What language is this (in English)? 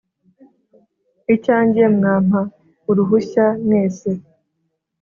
Kinyarwanda